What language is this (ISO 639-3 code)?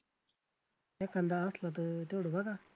mar